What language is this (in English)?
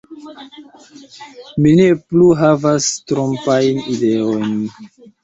Esperanto